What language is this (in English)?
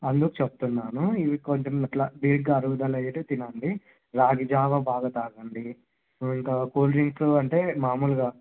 Telugu